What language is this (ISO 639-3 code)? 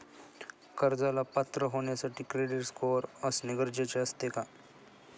mar